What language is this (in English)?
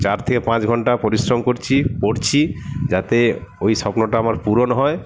Bangla